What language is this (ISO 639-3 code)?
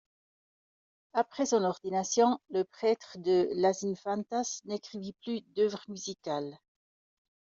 fra